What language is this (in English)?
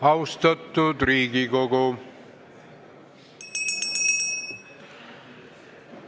Estonian